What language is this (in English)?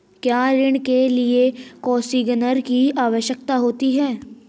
Hindi